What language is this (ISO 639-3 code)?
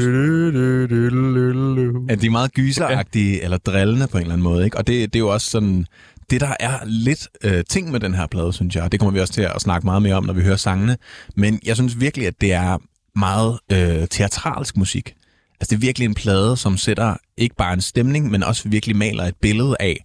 dan